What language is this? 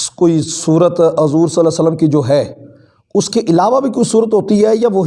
Urdu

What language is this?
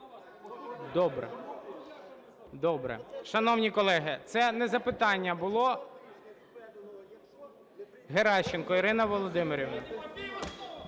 Ukrainian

